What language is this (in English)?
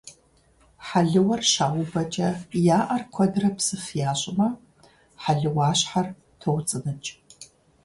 Kabardian